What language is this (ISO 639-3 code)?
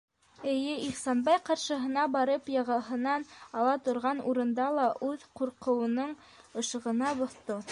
bak